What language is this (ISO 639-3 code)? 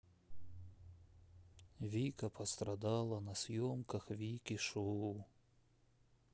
rus